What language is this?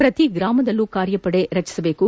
Kannada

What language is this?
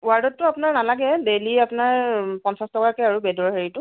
Assamese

